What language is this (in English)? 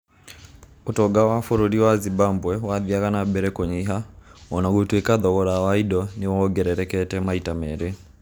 Kikuyu